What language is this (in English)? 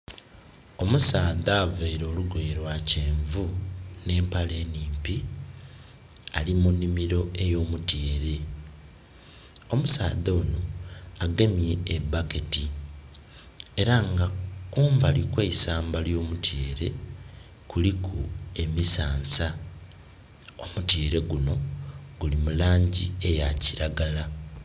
Soga